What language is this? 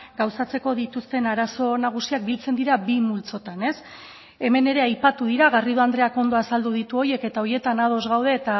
Basque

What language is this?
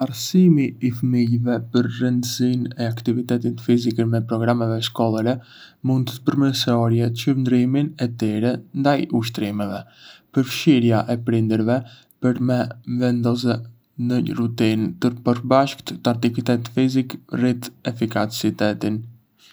Arbëreshë Albanian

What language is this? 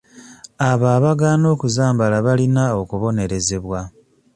Ganda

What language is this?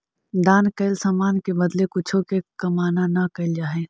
Magahi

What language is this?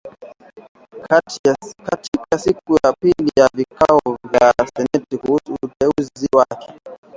Swahili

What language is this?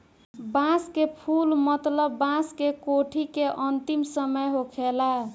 Bhojpuri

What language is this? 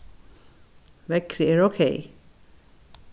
Faroese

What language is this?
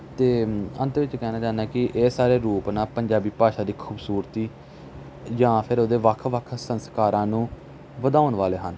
Punjabi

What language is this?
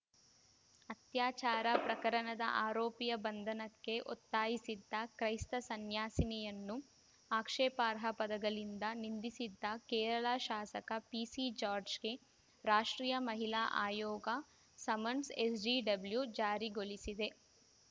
Kannada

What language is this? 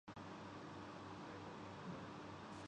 Urdu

